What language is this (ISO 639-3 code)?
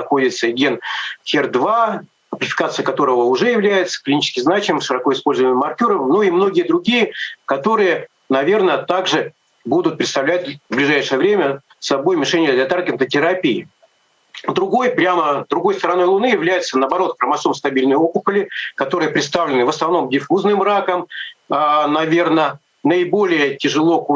rus